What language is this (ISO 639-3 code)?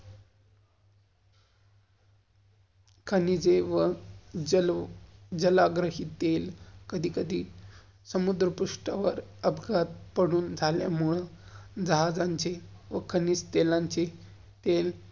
mar